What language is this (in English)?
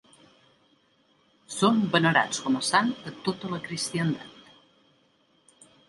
Catalan